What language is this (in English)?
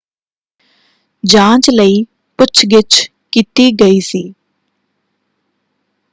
Punjabi